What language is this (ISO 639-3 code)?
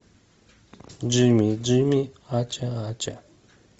rus